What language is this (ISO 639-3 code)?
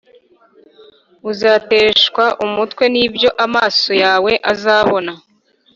kin